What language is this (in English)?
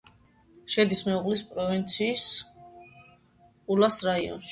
Georgian